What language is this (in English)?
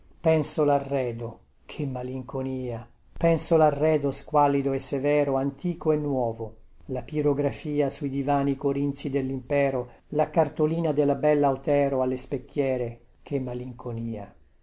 Italian